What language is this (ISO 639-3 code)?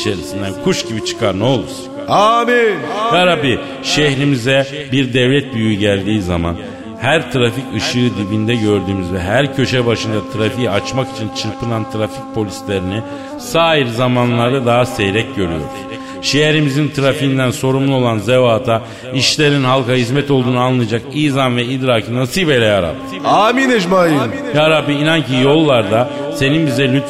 tur